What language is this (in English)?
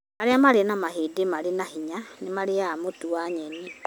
Kikuyu